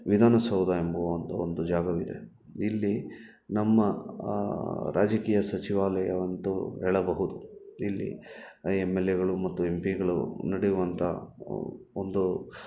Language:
Kannada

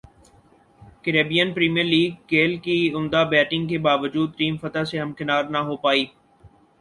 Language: Urdu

